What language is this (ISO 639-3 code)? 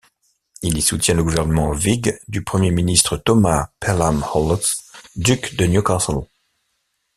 fra